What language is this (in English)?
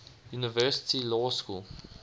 English